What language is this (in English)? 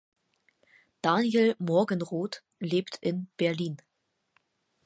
German